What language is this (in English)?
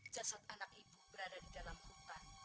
Indonesian